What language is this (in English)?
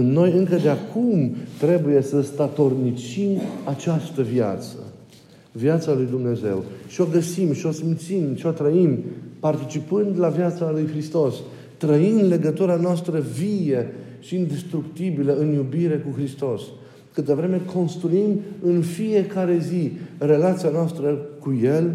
Romanian